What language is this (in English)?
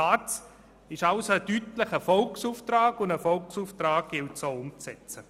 Swiss German